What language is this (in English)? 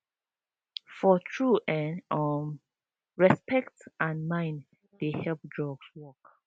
Nigerian Pidgin